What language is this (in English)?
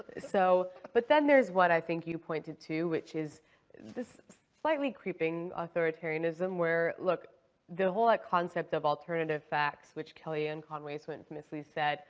English